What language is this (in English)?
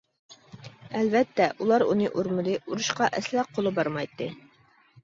Uyghur